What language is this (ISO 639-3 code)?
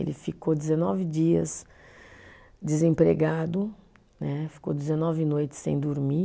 por